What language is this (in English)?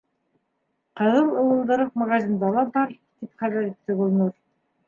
Bashkir